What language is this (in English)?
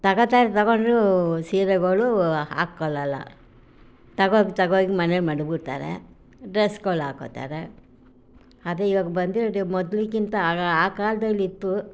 Kannada